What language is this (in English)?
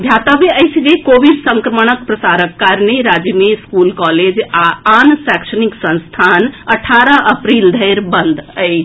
Maithili